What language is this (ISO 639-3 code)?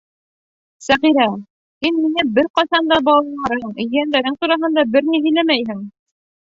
bak